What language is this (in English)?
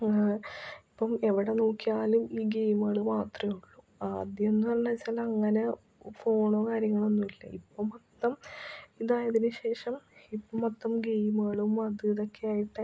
Malayalam